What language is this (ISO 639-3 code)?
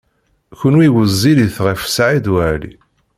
kab